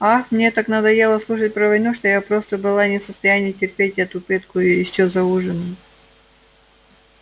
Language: Russian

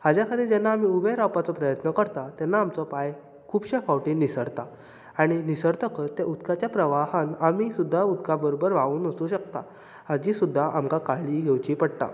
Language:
Konkani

